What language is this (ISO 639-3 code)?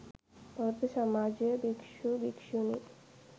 sin